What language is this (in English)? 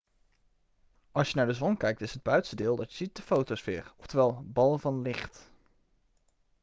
Dutch